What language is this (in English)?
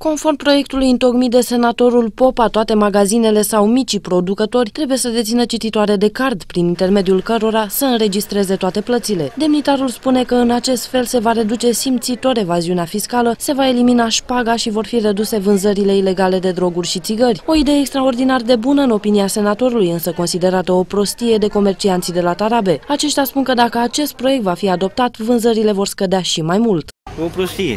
Romanian